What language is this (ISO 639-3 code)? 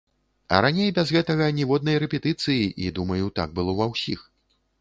bel